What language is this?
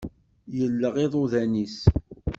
Kabyle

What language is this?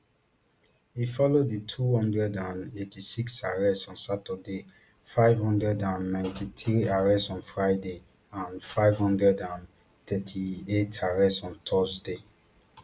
Nigerian Pidgin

